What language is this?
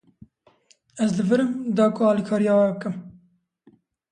Kurdish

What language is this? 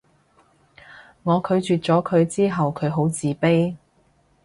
Cantonese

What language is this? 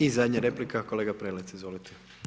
Croatian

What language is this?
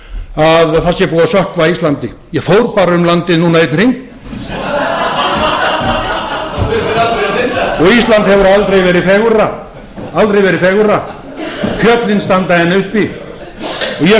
Icelandic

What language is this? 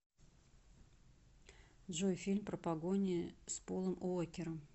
Russian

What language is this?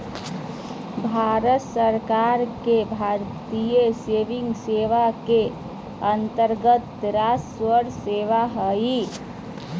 Magahi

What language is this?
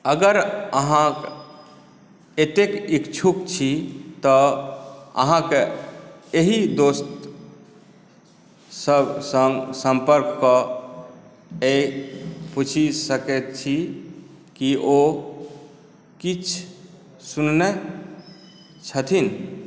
Maithili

